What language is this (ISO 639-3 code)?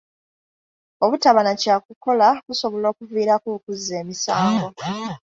lug